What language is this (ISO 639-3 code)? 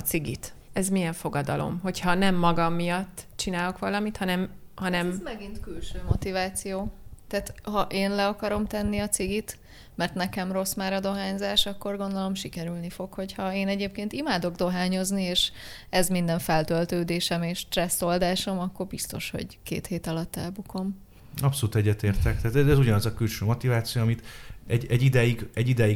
hun